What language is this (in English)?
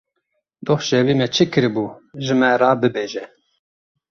Kurdish